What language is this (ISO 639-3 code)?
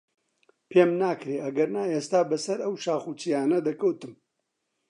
ckb